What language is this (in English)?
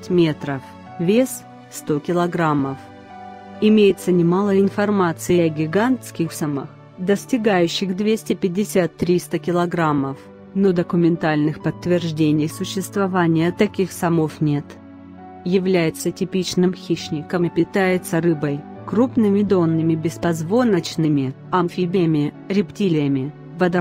Russian